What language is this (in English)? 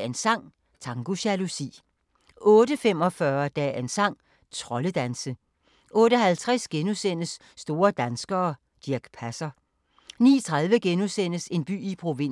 Danish